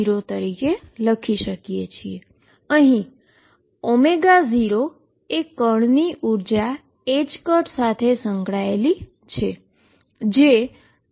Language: Gujarati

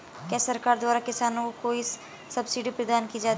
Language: Hindi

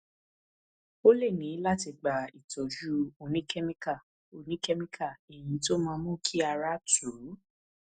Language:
Yoruba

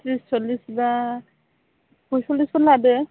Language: Bodo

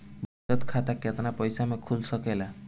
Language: Bhojpuri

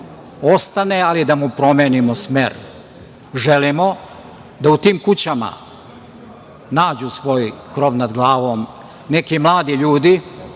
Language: Serbian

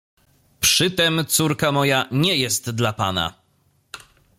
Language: Polish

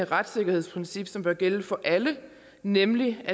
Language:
Danish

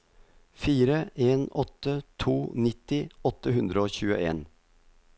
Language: Norwegian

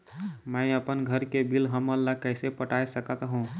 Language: Chhattisgarhi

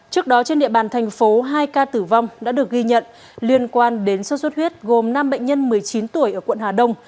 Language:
Vietnamese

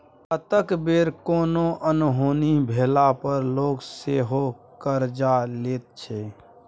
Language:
Maithili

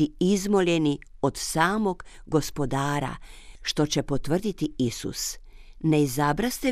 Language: Croatian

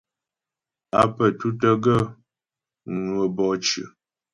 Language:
Ghomala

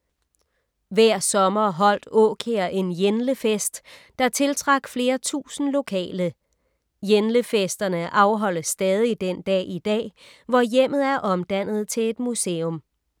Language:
Danish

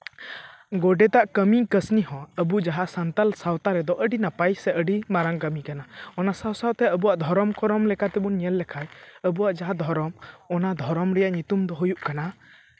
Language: Santali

